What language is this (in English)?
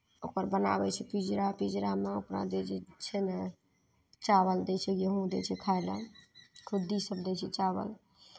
Maithili